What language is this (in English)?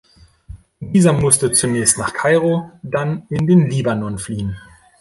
German